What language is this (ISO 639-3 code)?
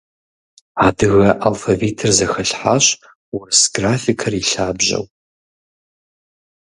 kbd